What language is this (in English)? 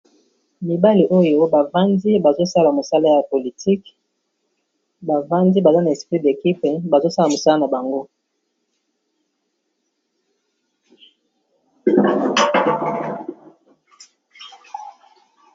Lingala